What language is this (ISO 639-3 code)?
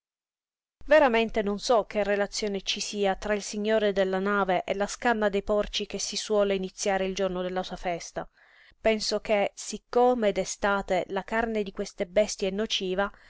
ita